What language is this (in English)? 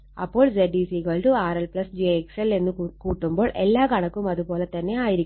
Malayalam